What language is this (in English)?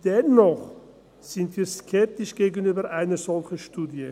Swiss German